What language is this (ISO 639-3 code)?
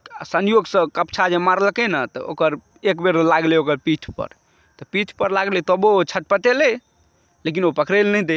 mai